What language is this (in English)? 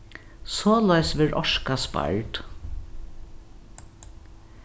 Faroese